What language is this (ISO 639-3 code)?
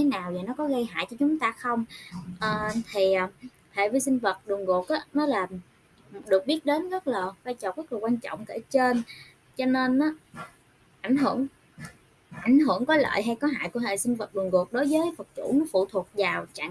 vie